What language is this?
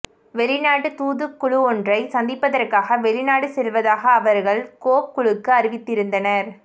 Tamil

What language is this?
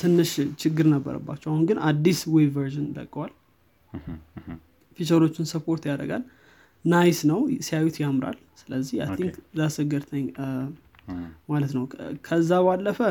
Amharic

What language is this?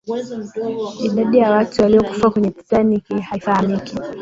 Swahili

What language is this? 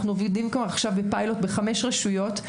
Hebrew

